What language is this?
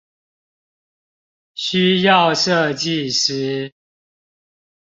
Chinese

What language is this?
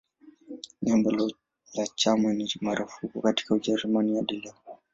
Swahili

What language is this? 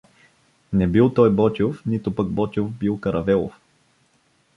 Bulgarian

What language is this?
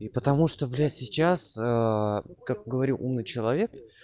Russian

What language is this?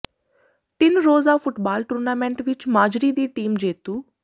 Punjabi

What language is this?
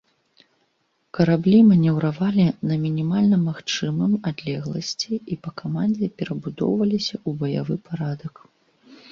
Belarusian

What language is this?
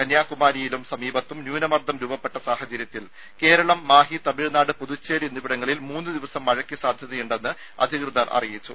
Malayalam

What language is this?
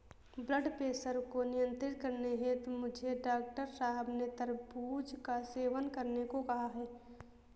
Hindi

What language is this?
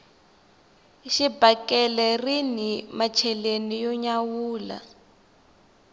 Tsonga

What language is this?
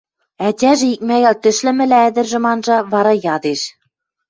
Western Mari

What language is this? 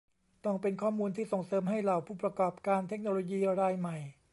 Thai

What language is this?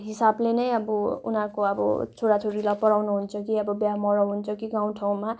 Nepali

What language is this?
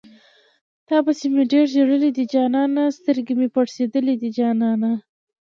Pashto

